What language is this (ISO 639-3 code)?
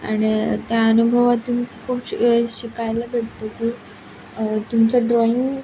mar